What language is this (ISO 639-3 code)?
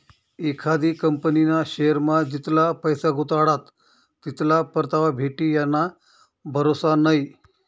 mar